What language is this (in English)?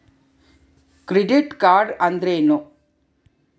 Kannada